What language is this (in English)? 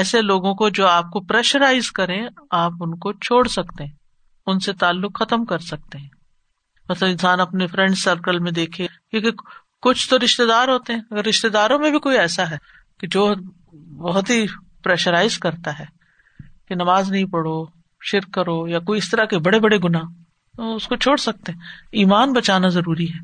Urdu